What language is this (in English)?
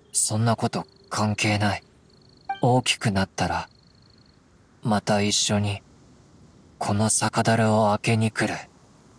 Japanese